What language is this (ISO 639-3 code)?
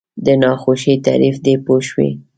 pus